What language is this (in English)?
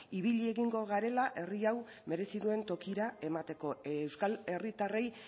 Basque